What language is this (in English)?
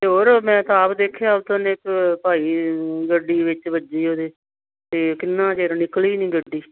Punjabi